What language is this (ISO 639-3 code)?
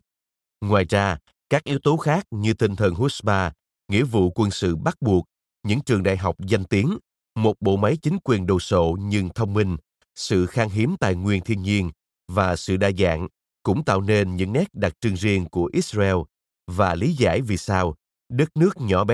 vie